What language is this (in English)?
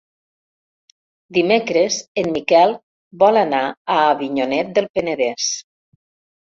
Catalan